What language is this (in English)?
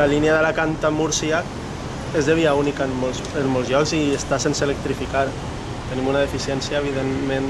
Catalan